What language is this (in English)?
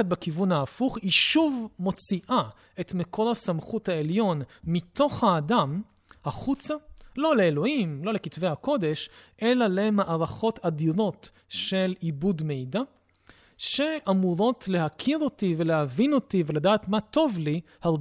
Hebrew